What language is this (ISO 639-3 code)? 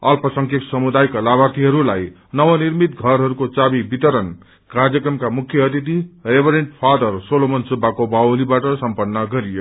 nep